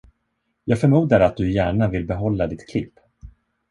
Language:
Swedish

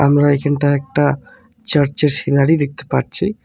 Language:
Bangla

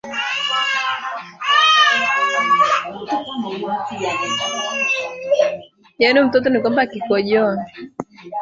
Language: Swahili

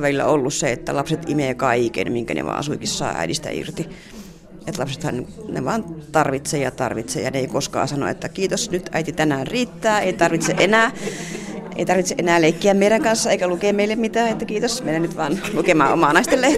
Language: Finnish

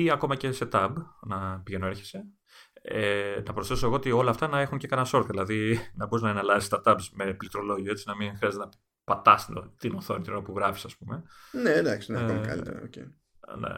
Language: Greek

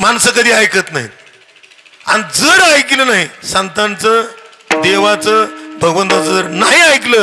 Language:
Marathi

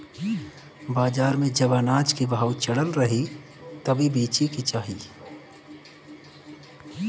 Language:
Bhojpuri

